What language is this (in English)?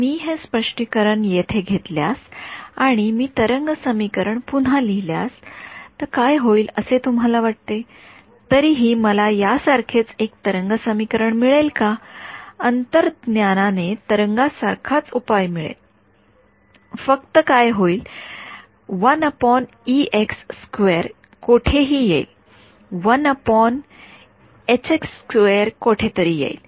Marathi